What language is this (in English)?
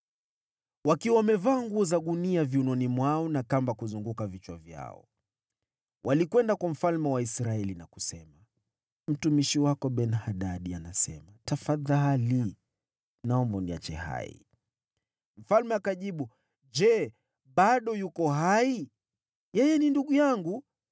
Swahili